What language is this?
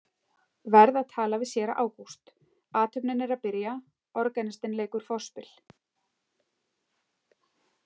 Icelandic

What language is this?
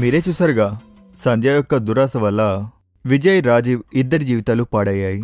Telugu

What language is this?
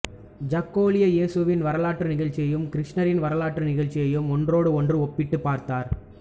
Tamil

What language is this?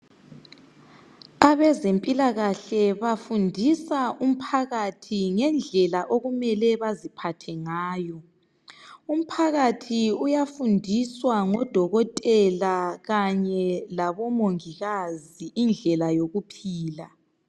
North Ndebele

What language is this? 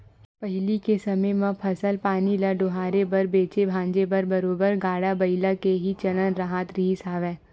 Chhattisgarhi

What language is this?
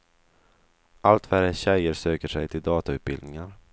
Swedish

